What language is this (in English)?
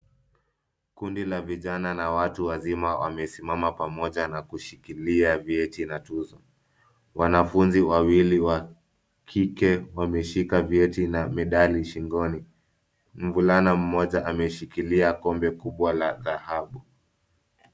Swahili